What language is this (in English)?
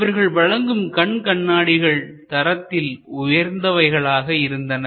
Tamil